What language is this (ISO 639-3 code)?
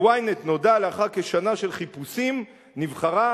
heb